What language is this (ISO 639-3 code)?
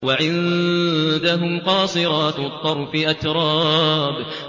ara